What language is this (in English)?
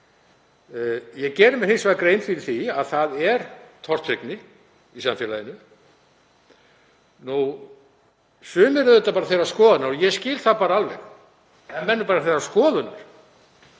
Icelandic